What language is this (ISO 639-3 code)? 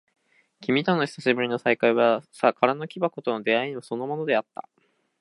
jpn